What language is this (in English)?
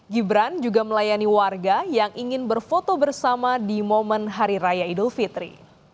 Indonesian